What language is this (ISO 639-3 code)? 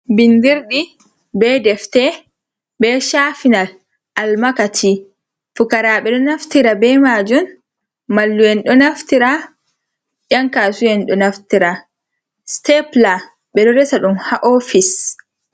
ful